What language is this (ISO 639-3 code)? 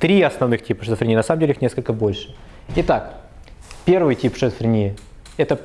rus